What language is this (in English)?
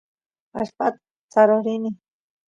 Santiago del Estero Quichua